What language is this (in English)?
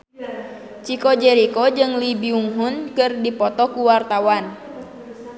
Sundanese